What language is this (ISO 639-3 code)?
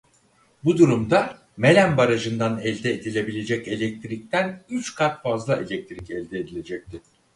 tur